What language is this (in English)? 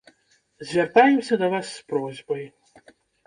Belarusian